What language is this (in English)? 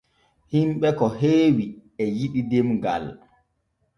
Borgu Fulfulde